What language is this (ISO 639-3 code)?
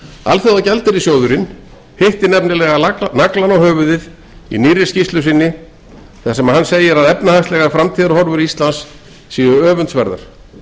isl